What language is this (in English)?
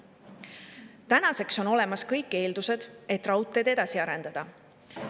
Estonian